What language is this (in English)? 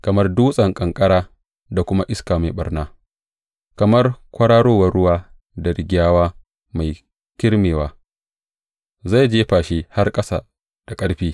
Hausa